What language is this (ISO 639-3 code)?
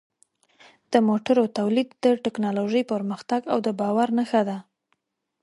pus